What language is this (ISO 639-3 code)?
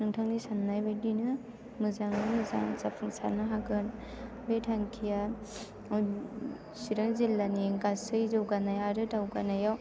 brx